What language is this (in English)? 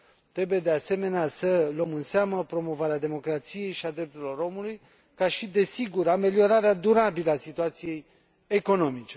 Romanian